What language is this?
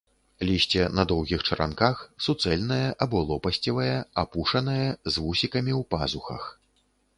Belarusian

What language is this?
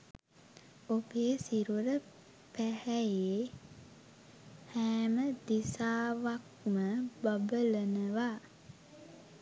Sinhala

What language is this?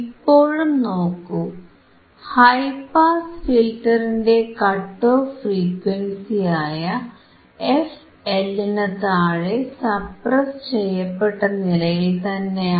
Malayalam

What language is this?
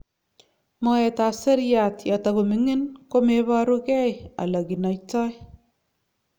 Kalenjin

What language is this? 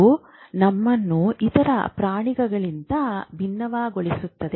Kannada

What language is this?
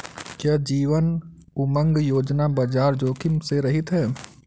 Hindi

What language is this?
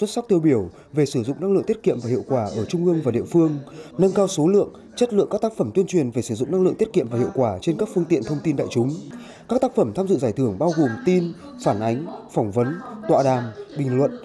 Vietnamese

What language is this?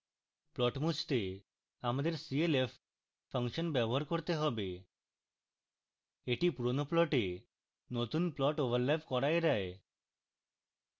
Bangla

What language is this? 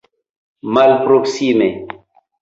Esperanto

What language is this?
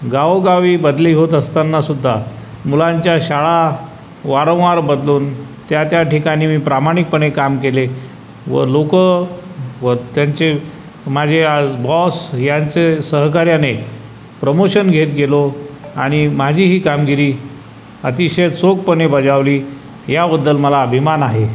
Marathi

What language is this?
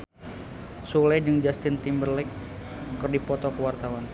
Sundanese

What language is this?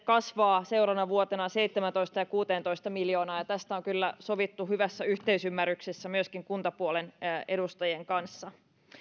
Finnish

